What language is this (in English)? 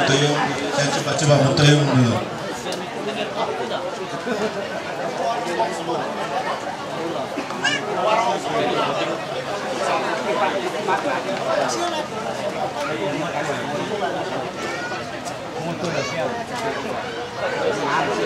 Indonesian